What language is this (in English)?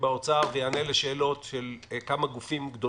Hebrew